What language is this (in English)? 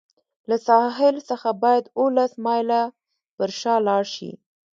Pashto